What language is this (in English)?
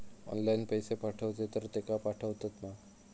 Marathi